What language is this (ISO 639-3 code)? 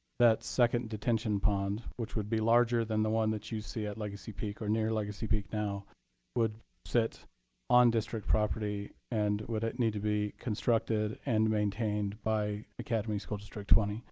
eng